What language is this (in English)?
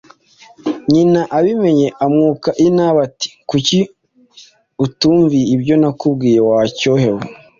Kinyarwanda